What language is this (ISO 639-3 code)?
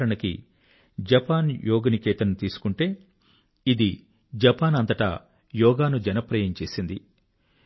tel